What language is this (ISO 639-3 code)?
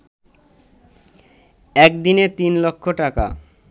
ben